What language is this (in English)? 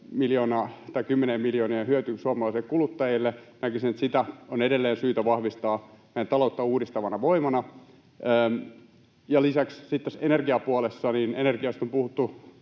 Finnish